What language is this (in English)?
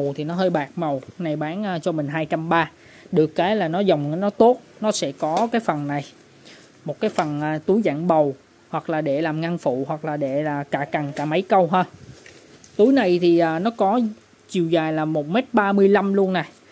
Vietnamese